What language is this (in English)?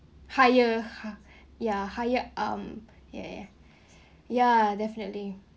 English